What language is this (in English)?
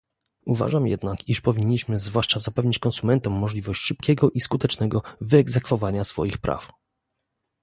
Polish